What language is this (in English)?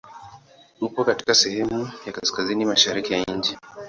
Swahili